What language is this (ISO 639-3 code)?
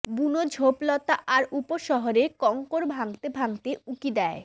ben